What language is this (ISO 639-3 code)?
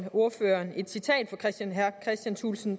dan